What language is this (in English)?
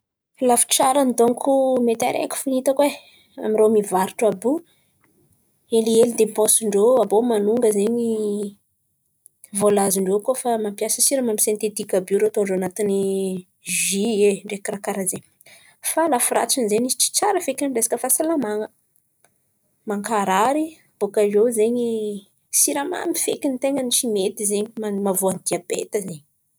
Antankarana Malagasy